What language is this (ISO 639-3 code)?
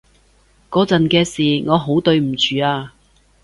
yue